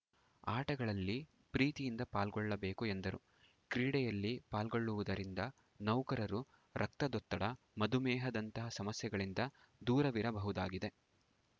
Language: Kannada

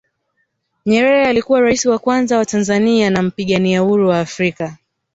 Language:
Swahili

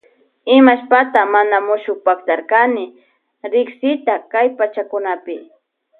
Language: Loja Highland Quichua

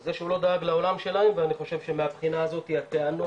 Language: Hebrew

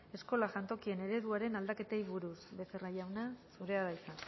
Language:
Basque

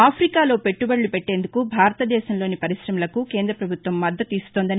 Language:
Telugu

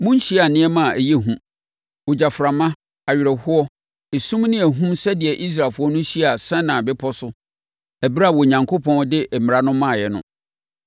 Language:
Akan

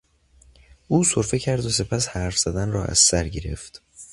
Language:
Persian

